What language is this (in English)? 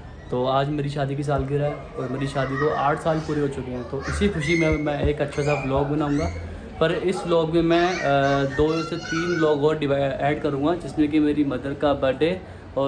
Hindi